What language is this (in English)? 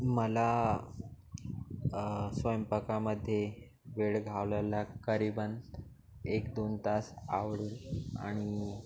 Marathi